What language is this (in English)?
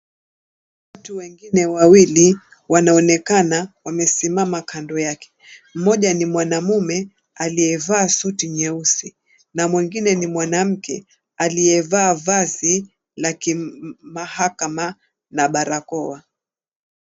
Swahili